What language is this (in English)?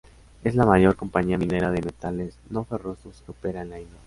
Spanish